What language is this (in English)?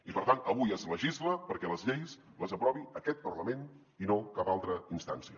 Catalan